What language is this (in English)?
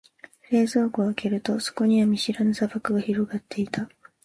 Japanese